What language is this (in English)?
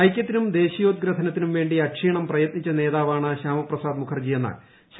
Malayalam